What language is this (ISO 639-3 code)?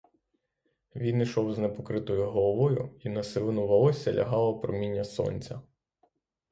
ukr